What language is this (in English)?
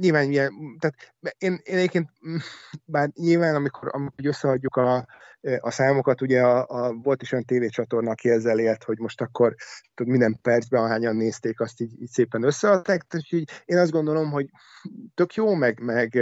Hungarian